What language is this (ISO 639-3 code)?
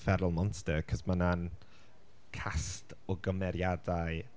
cym